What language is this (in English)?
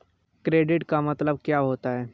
Hindi